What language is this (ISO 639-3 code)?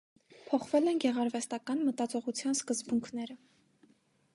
hye